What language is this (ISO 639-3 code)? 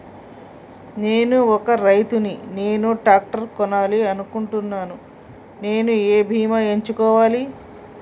tel